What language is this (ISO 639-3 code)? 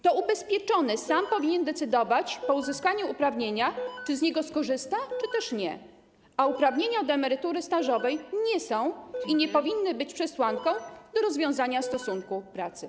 pol